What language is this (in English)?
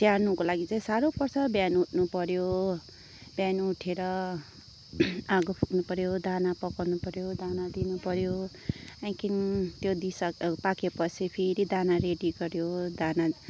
Nepali